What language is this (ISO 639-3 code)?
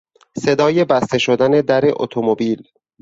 fas